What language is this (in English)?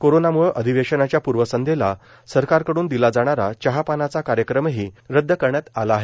Marathi